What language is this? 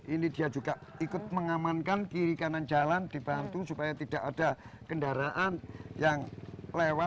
Indonesian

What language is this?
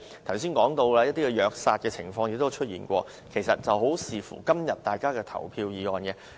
Cantonese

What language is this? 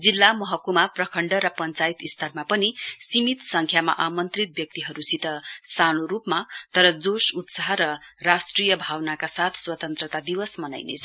Nepali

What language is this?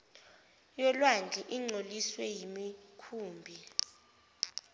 Zulu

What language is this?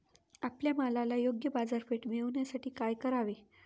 Marathi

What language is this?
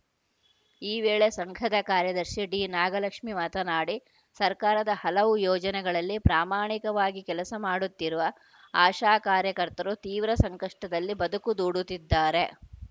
Kannada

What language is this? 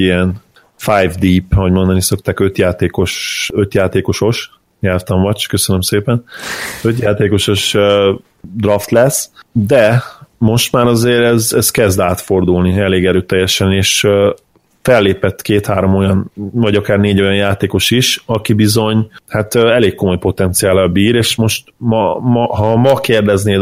Hungarian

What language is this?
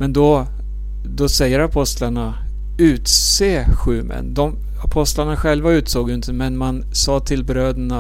Swedish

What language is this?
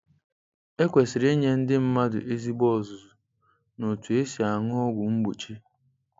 Igbo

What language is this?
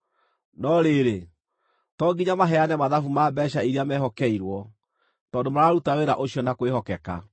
Kikuyu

